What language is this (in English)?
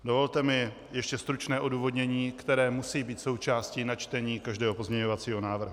Czech